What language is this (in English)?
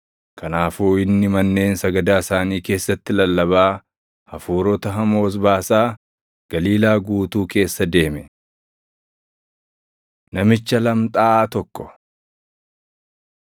Oromo